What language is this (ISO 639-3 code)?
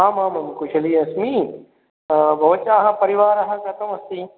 san